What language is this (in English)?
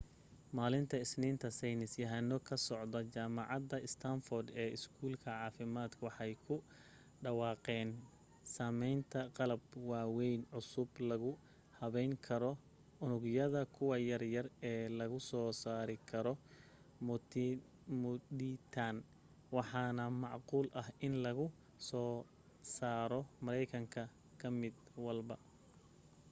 Somali